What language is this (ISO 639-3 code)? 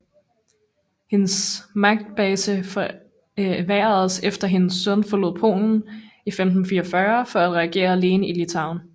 dan